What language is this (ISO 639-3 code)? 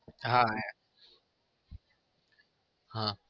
guj